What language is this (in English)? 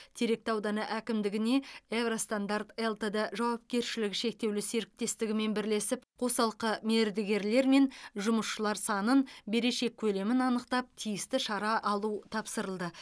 Kazakh